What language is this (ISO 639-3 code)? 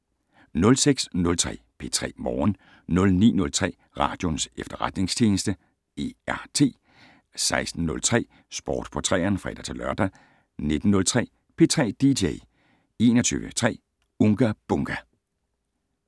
dan